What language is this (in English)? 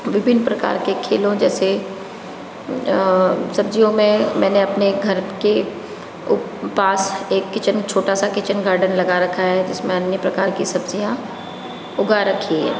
Hindi